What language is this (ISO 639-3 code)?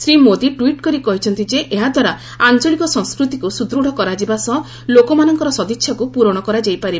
ori